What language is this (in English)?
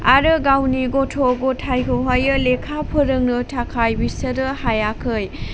Bodo